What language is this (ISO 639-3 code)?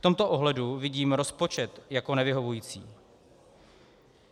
ces